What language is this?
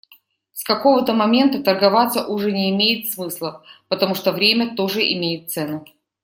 Russian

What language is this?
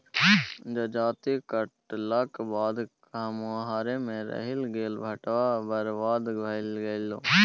Maithili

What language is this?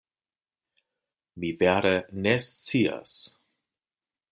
Esperanto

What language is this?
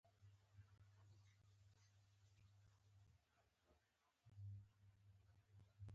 Pashto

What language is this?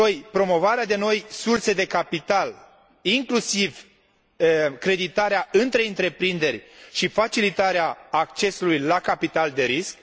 Romanian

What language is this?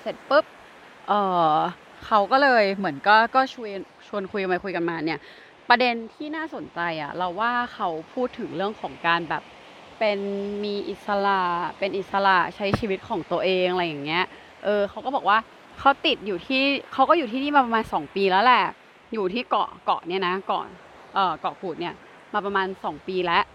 Thai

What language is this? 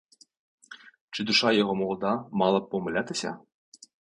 Ukrainian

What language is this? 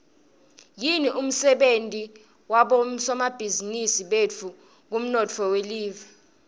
Swati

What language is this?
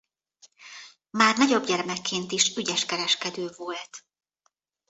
Hungarian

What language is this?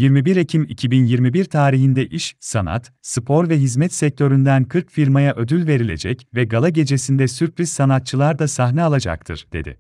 Turkish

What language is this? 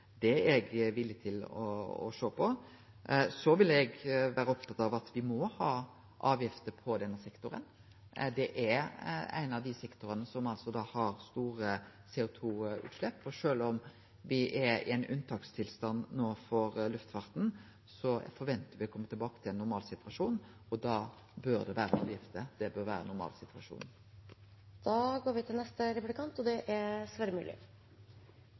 Norwegian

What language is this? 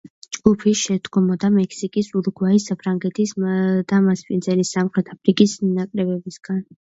Georgian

